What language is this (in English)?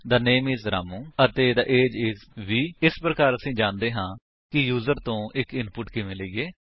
Punjabi